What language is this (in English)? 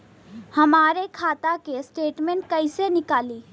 Bhojpuri